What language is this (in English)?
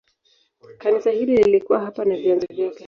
Swahili